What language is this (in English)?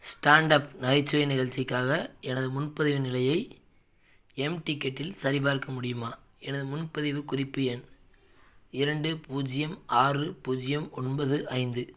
Tamil